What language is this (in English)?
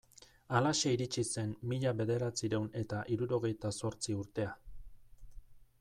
Basque